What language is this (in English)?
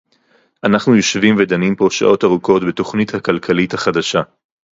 Hebrew